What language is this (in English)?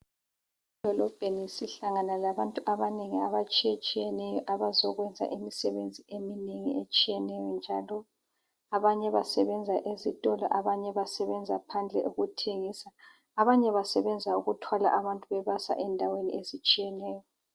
North Ndebele